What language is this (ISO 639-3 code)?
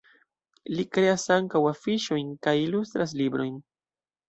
epo